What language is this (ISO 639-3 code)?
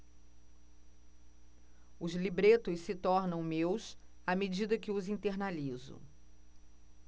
por